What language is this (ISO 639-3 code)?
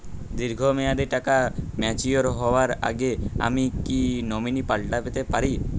ben